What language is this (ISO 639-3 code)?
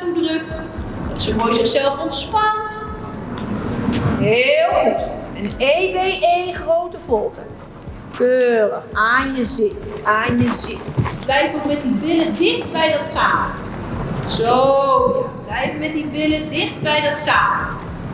nld